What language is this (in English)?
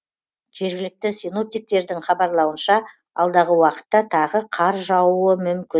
Kazakh